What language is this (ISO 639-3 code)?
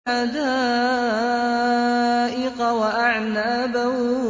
ara